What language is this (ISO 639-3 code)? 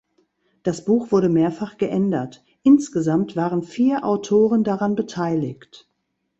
deu